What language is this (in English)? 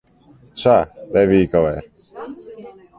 Western Frisian